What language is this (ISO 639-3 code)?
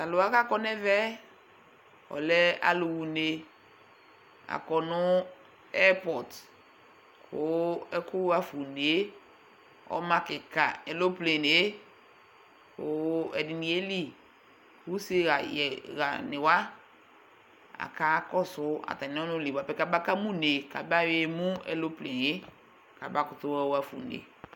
kpo